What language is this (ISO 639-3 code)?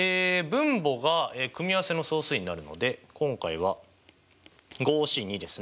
jpn